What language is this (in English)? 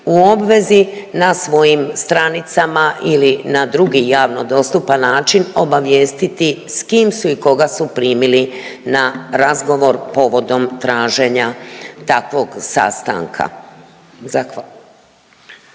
Croatian